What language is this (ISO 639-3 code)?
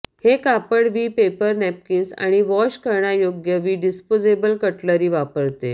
mar